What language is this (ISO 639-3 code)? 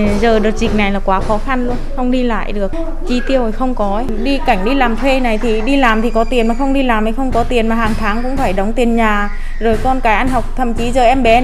vie